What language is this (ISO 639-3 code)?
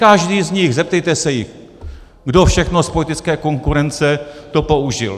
ces